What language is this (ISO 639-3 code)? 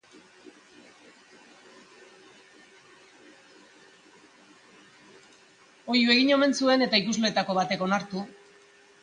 eus